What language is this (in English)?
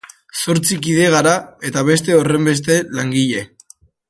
Basque